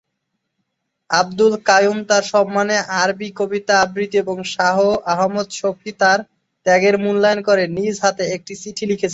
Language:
Bangla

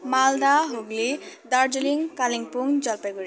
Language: Nepali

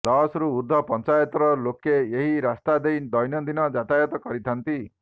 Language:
Odia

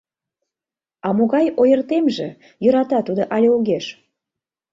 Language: Mari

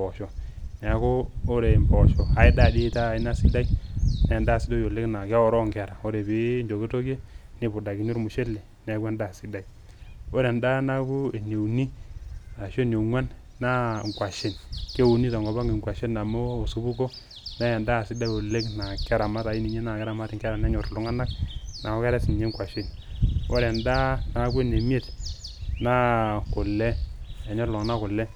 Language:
Masai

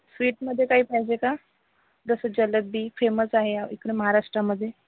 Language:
Marathi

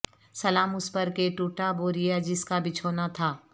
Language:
Urdu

